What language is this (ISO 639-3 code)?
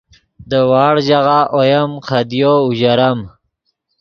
ydg